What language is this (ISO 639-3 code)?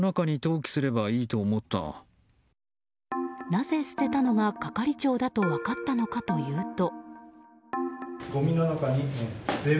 jpn